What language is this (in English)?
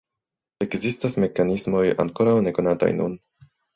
Esperanto